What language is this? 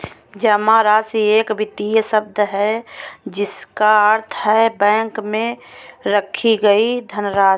Hindi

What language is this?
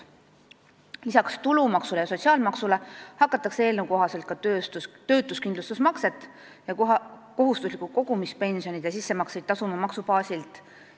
Estonian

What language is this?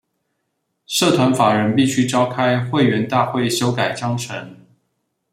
Chinese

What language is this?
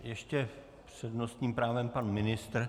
Czech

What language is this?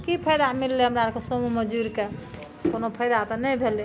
Maithili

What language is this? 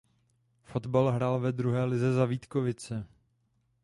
Czech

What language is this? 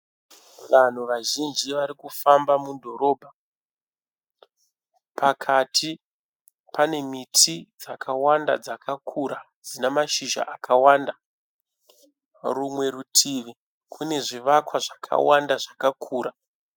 Shona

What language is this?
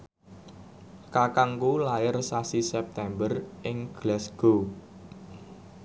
Javanese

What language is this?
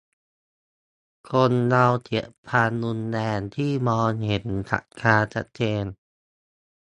Thai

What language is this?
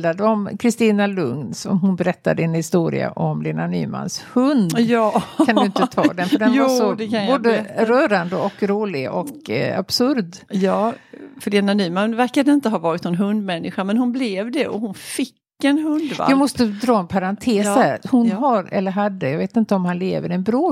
Swedish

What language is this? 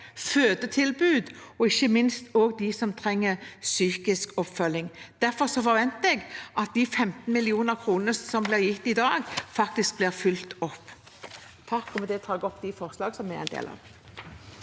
Norwegian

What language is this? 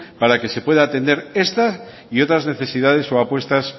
Spanish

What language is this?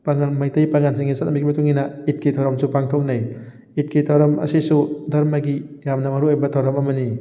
Manipuri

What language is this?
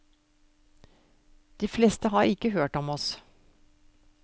Norwegian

